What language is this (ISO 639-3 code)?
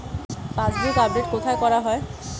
ben